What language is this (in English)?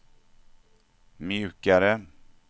Swedish